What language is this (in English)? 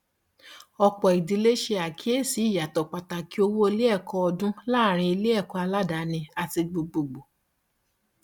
Yoruba